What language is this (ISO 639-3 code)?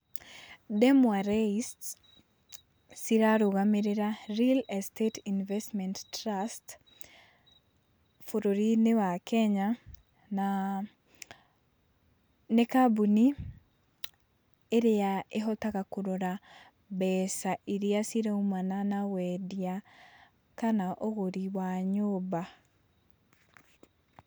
kik